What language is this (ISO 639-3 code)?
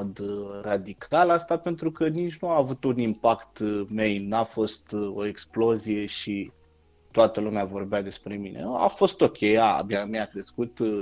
ron